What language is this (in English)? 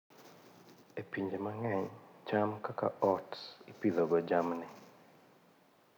Luo (Kenya and Tanzania)